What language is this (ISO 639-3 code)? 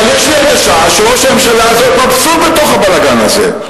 heb